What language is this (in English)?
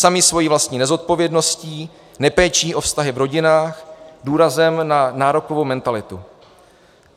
Czech